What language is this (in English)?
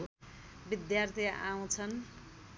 Nepali